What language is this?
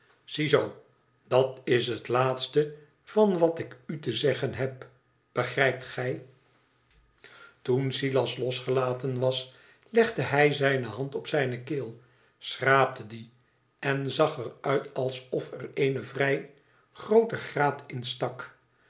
Dutch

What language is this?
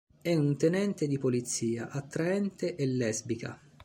Italian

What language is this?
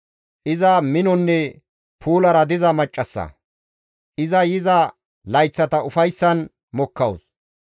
Gamo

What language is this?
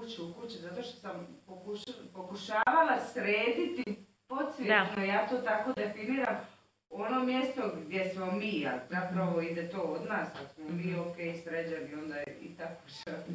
Croatian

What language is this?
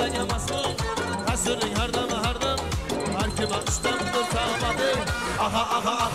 Turkish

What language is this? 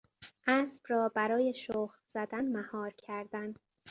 Persian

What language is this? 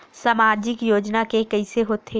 Chhattisgarhi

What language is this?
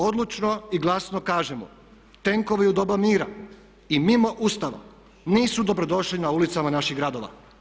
Croatian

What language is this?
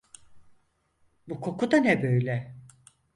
Turkish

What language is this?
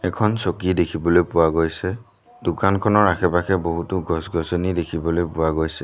Assamese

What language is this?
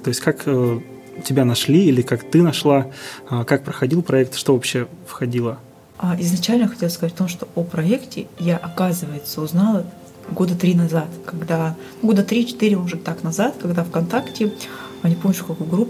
Russian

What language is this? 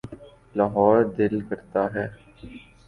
Urdu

